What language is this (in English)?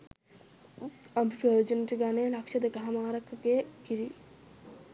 Sinhala